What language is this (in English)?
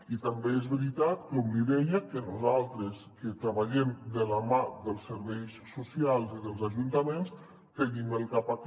Catalan